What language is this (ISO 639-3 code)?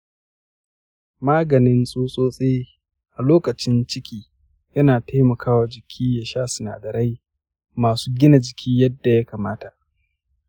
hau